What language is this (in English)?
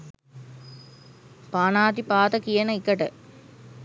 Sinhala